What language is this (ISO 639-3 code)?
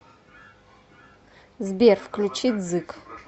rus